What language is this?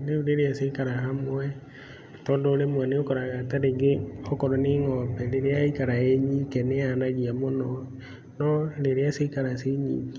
Kikuyu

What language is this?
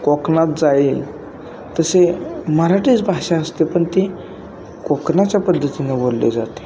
Marathi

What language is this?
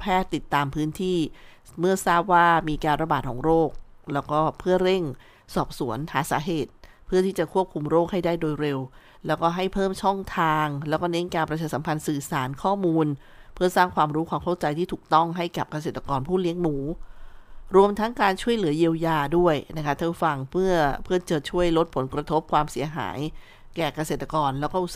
Thai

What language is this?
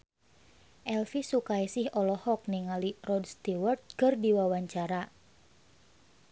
Sundanese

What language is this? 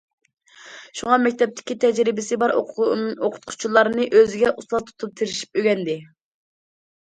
Uyghur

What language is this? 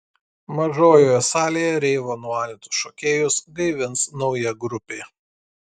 Lithuanian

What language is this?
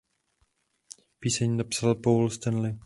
Czech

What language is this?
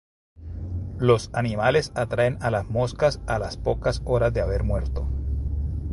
Spanish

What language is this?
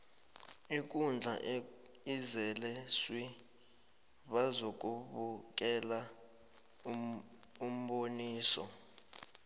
South Ndebele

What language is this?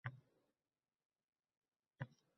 Uzbek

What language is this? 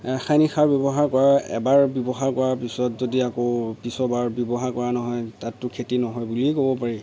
Assamese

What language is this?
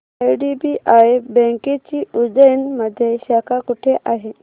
Marathi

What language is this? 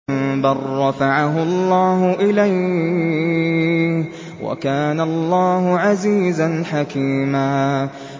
Arabic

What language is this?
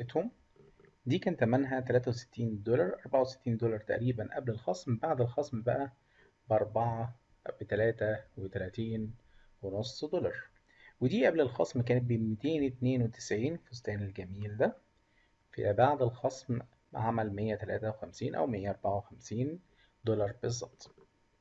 Arabic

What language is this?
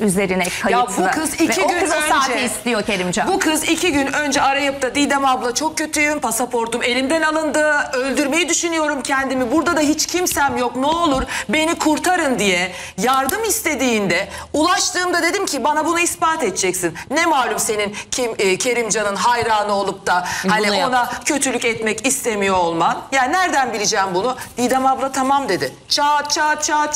Turkish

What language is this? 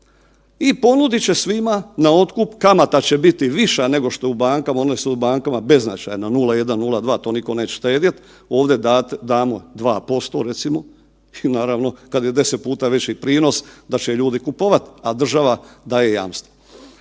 Croatian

